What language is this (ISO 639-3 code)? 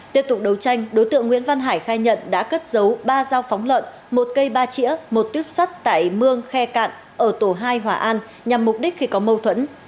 vie